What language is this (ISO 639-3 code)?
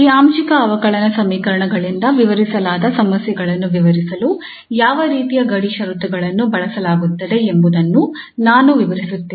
kan